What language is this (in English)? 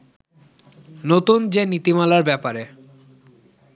Bangla